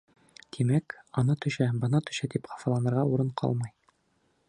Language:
Bashkir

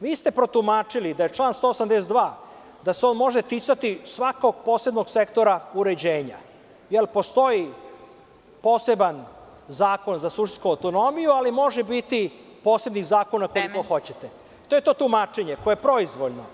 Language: Serbian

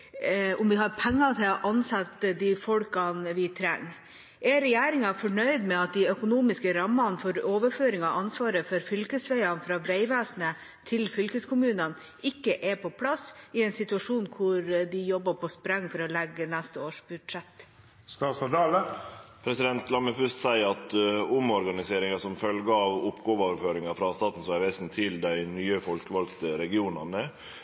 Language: Norwegian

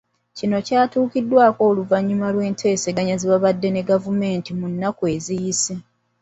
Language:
Ganda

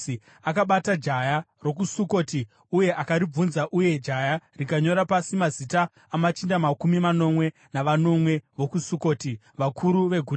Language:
Shona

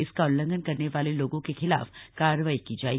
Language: Hindi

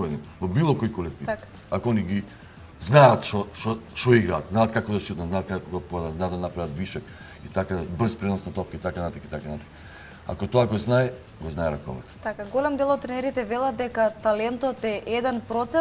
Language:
Macedonian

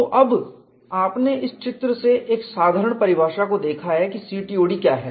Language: Hindi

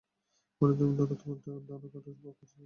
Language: Bangla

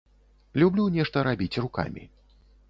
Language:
Belarusian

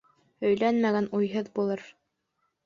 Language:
Bashkir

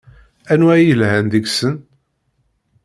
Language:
Kabyle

